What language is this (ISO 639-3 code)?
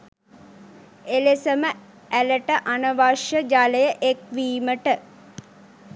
sin